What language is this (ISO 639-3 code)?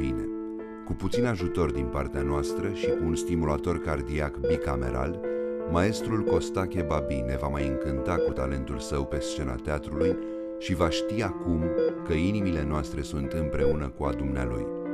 ron